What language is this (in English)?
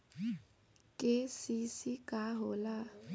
Bhojpuri